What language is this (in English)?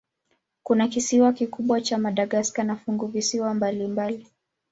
Swahili